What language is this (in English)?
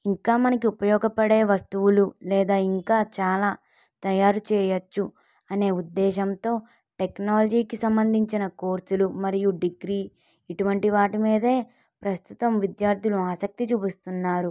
Telugu